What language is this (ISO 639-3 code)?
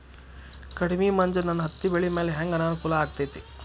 kan